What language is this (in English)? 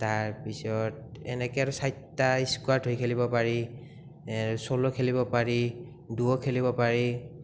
Assamese